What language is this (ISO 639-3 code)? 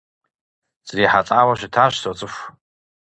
kbd